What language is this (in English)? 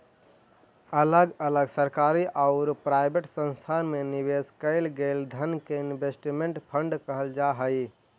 Magahi